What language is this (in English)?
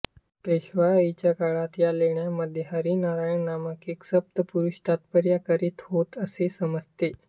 Marathi